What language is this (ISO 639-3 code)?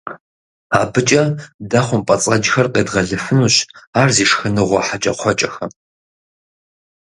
kbd